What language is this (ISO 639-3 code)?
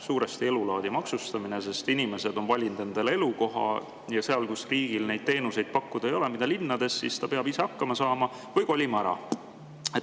est